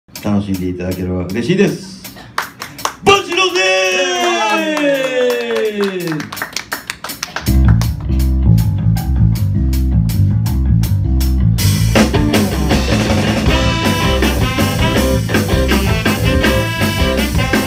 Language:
Japanese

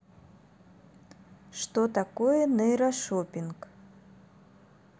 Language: Russian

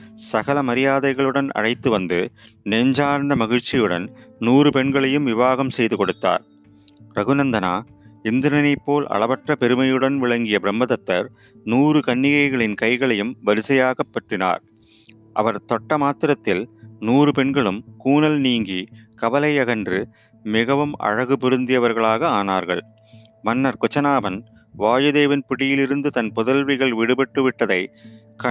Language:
Tamil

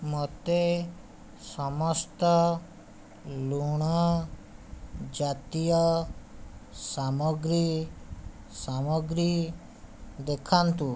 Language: Odia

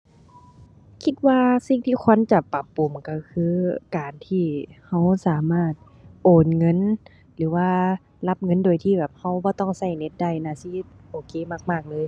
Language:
Thai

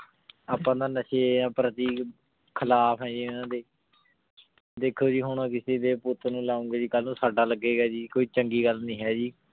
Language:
Punjabi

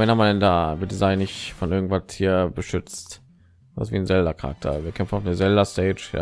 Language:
German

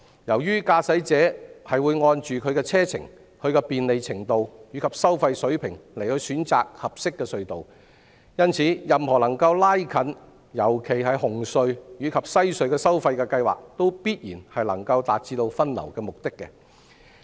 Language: Cantonese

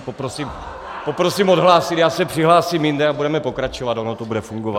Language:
Czech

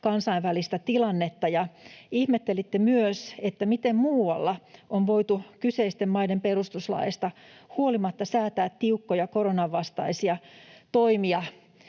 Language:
Finnish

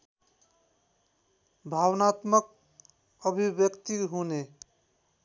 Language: Nepali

